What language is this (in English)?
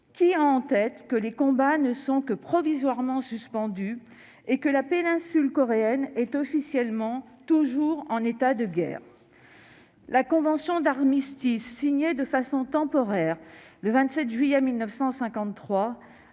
French